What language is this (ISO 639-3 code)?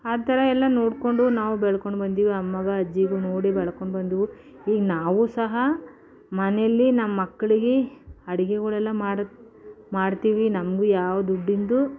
kan